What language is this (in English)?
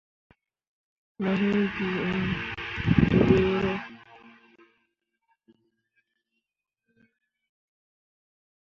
Mundang